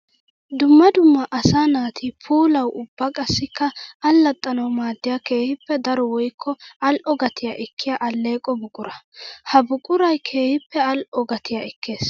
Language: Wolaytta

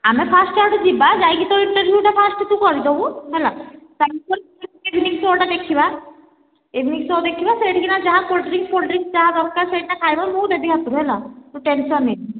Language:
Odia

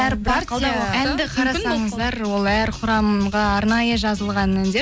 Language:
Kazakh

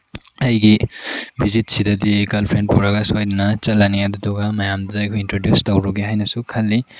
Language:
Manipuri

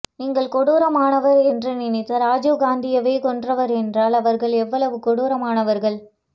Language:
Tamil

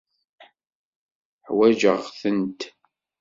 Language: Kabyle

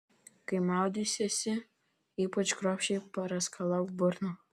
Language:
Lithuanian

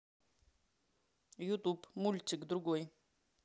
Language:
Russian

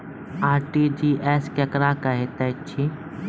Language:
Maithili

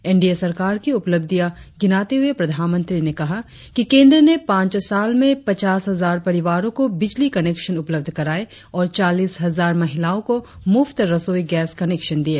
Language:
Hindi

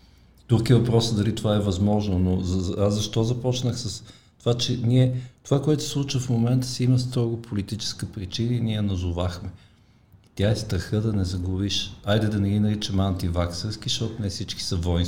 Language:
Bulgarian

